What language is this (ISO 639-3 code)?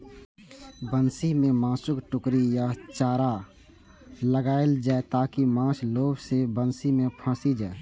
mai